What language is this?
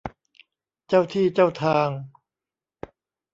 Thai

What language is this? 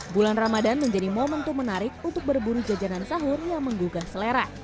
Indonesian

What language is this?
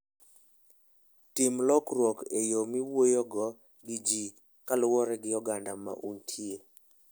Luo (Kenya and Tanzania)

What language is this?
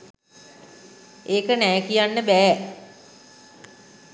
Sinhala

